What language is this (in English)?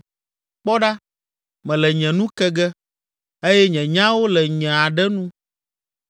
Ewe